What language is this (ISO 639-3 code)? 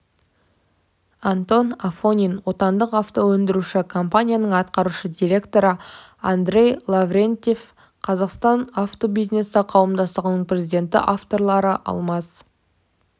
kaz